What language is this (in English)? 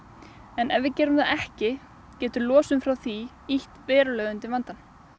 Icelandic